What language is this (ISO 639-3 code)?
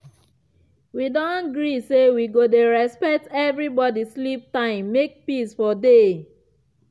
pcm